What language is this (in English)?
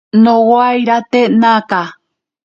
Ashéninka Perené